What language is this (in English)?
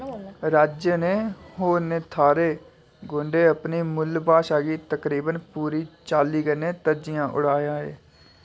Dogri